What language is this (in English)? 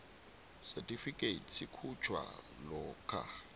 South Ndebele